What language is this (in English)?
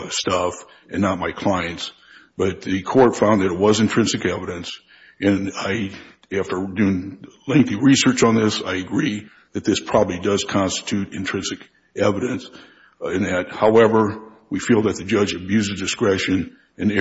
English